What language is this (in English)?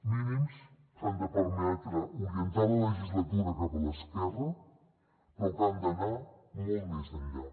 Catalan